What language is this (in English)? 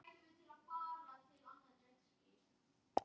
Icelandic